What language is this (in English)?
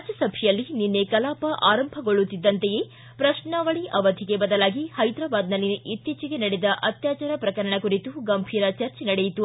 Kannada